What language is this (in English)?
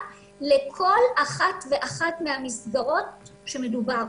Hebrew